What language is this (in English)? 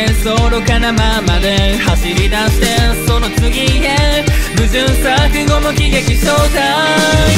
Japanese